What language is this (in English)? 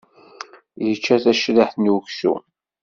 Kabyle